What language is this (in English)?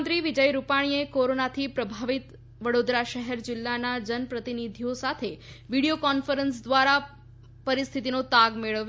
Gujarati